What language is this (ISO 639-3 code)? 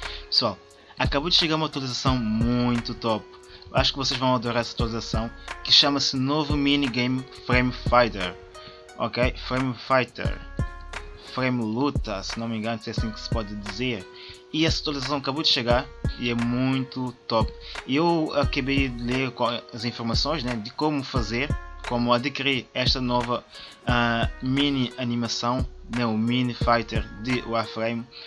por